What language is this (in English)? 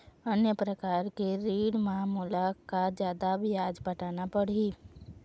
Chhattisgarhi